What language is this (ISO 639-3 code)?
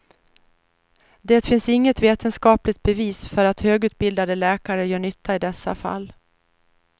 swe